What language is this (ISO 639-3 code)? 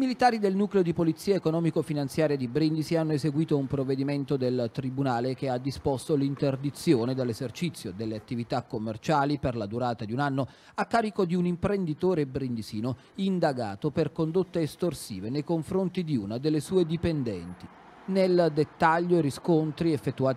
ita